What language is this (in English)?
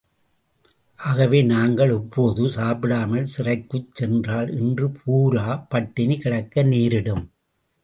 Tamil